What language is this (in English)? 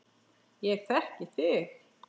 Icelandic